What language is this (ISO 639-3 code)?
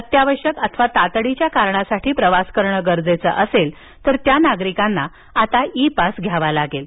mar